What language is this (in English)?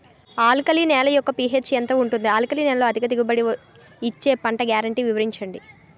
Telugu